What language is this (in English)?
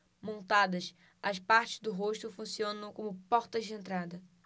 Portuguese